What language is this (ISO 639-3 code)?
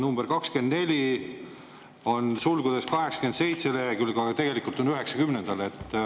est